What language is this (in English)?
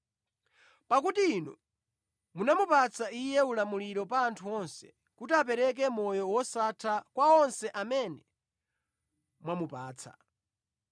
Nyanja